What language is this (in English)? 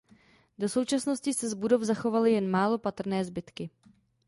Czech